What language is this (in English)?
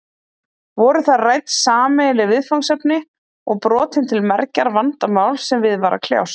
Icelandic